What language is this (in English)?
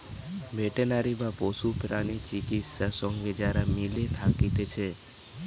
Bangla